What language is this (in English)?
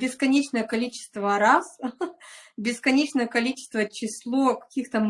Russian